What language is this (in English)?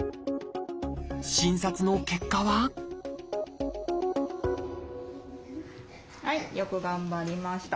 Japanese